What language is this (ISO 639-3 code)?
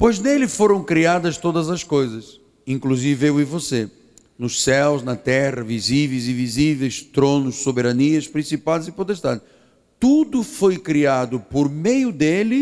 por